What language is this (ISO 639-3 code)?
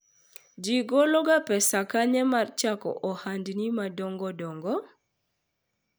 luo